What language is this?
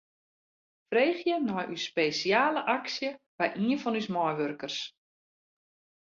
Western Frisian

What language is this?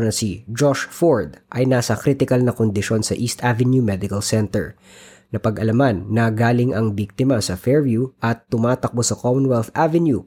Filipino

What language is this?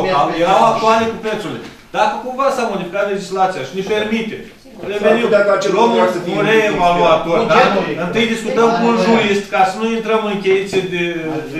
Romanian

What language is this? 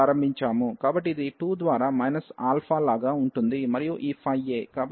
Telugu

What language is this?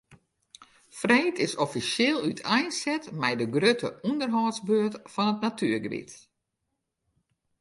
Western Frisian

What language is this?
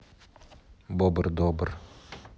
Russian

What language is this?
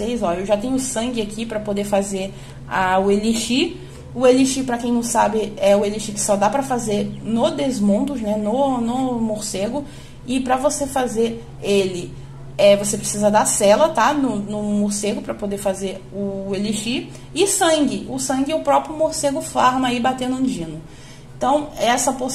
Portuguese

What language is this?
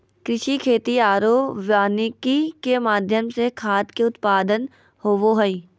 Magahi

